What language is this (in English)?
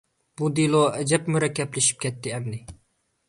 Uyghur